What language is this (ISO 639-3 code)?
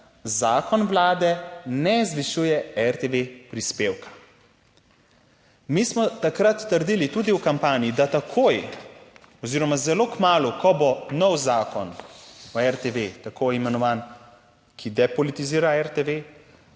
slv